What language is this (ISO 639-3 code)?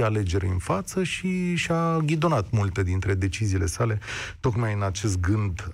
ron